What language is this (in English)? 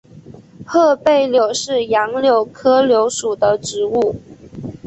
Chinese